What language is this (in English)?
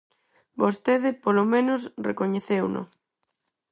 Galician